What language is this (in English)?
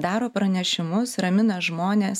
Lithuanian